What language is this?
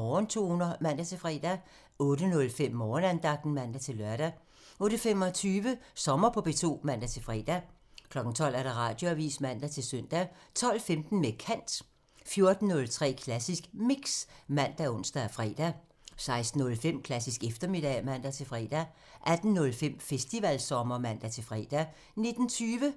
Danish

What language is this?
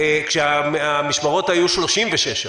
Hebrew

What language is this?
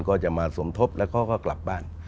Thai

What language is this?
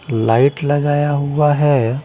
Hindi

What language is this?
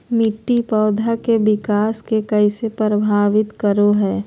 Magahi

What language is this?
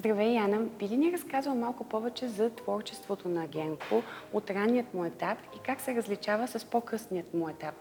Bulgarian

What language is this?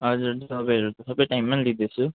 Nepali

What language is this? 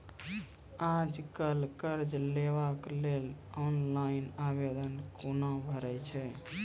Maithili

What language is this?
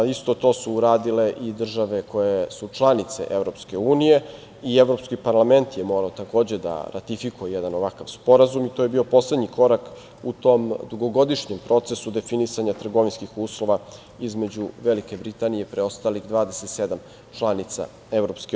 Serbian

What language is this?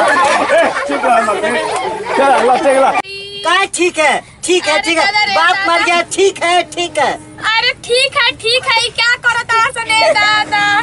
Hindi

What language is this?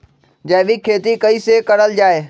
Magahi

